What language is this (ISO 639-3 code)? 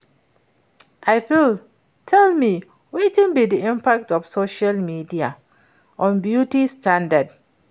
pcm